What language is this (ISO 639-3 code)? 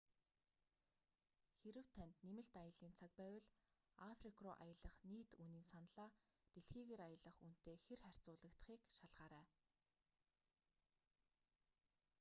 mon